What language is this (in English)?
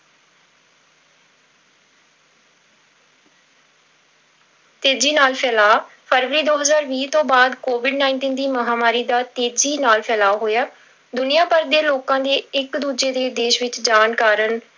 Punjabi